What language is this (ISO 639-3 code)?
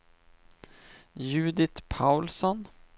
swe